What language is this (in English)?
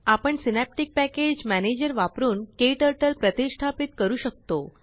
Marathi